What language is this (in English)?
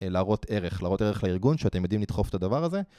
Hebrew